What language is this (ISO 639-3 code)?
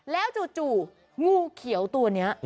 tha